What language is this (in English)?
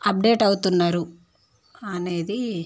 Telugu